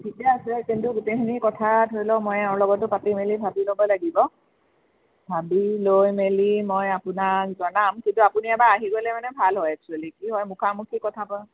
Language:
Assamese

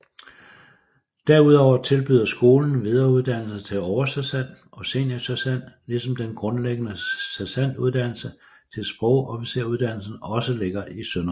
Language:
Danish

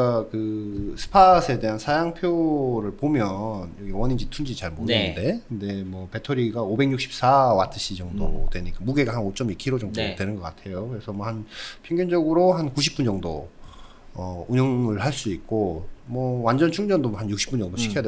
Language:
Korean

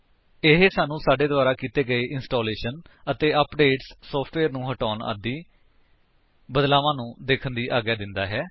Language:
Punjabi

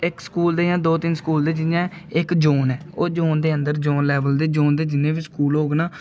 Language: Dogri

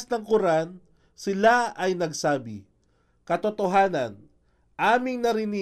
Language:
Filipino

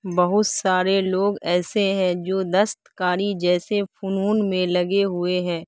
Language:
Urdu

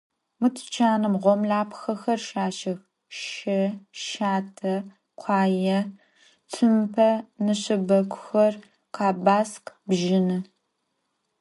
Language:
Adyghe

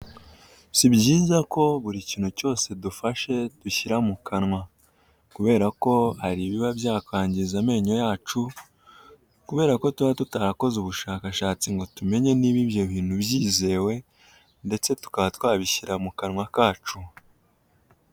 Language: Kinyarwanda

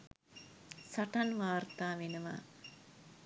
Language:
Sinhala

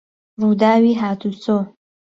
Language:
Central Kurdish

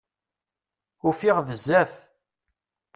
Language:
Kabyle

